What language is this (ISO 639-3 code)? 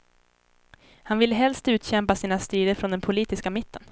swe